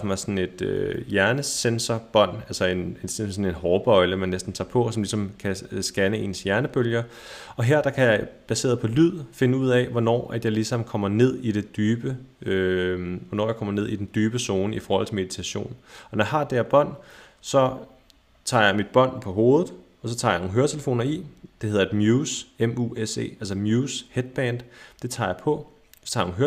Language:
Danish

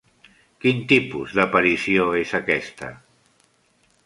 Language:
Catalan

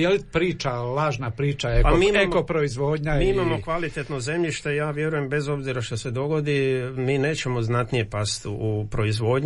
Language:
Croatian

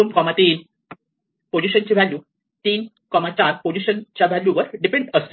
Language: Marathi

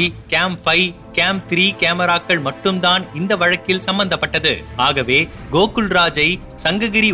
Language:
Tamil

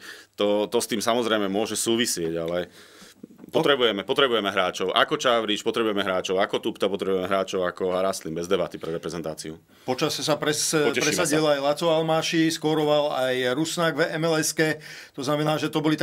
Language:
Slovak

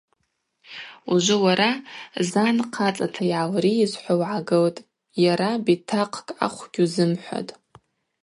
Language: Abaza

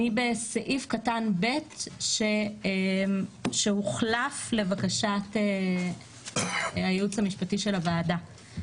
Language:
Hebrew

